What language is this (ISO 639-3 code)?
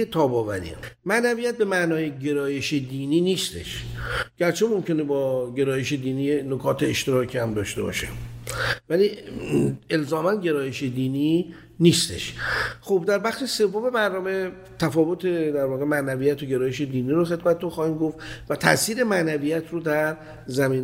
fas